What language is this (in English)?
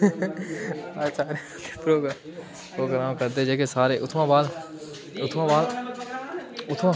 Dogri